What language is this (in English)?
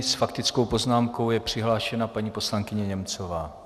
Czech